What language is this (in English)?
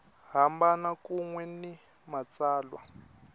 Tsonga